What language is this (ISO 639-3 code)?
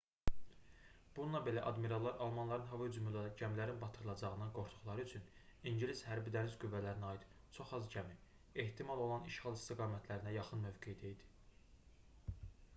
aze